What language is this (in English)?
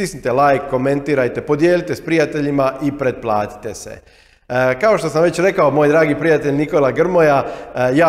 Croatian